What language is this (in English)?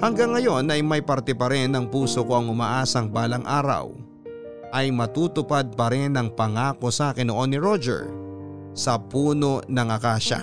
Filipino